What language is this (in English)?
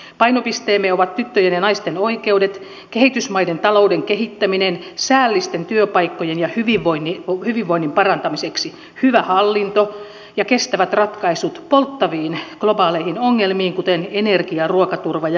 Finnish